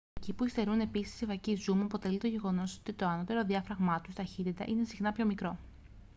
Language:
Greek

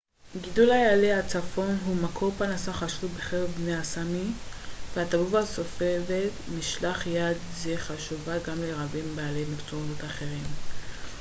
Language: Hebrew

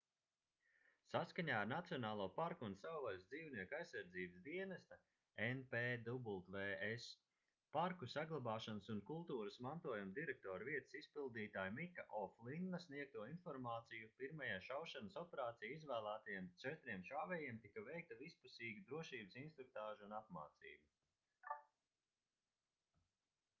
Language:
Latvian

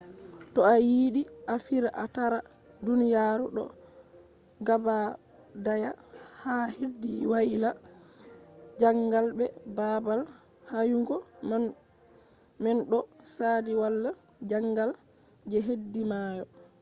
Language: Fula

